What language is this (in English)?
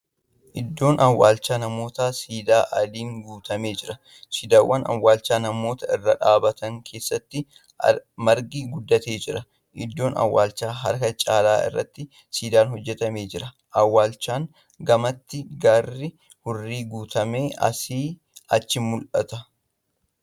Oromo